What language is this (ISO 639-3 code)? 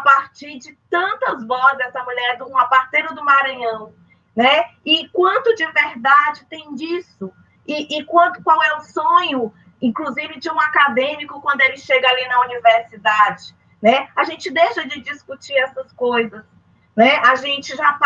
por